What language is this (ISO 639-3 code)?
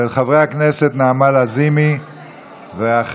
heb